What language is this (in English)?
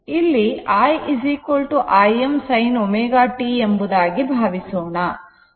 Kannada